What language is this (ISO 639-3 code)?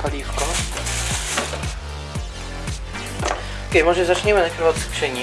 pol